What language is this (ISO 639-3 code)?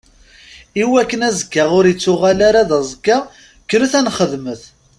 kab